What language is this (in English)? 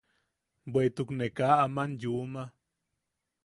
Yaqui